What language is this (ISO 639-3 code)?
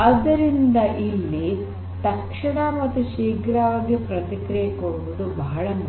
kan